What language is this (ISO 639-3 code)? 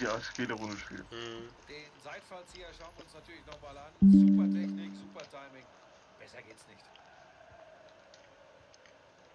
tur